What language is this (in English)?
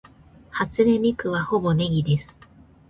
Japanese